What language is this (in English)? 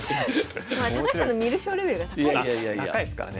Japanese